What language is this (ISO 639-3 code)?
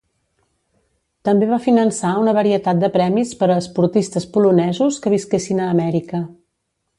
cat